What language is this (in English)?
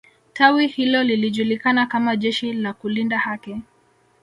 Swahili